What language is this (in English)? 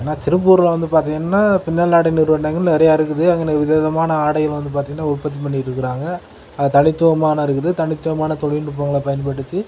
Tamil